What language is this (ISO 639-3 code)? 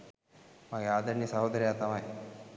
sin